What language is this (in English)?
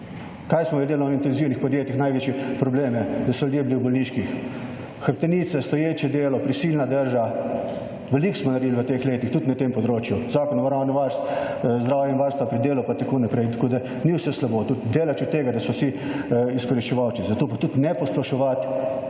Slovenian